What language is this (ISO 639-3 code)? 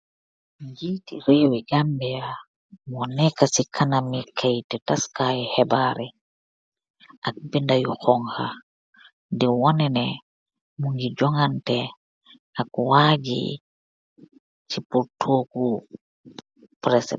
wol